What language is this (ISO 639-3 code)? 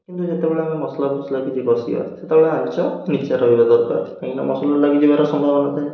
ori